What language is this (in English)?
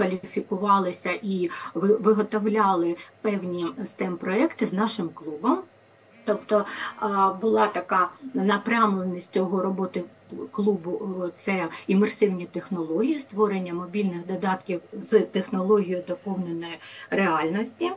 Ukrainian